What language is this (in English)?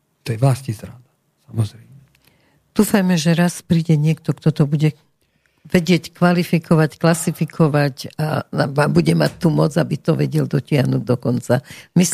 Slovak